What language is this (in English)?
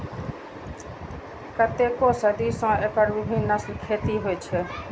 Maithili